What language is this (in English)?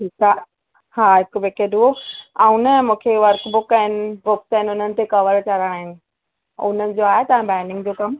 Sindhi